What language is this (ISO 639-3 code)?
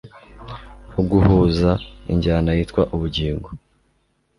kin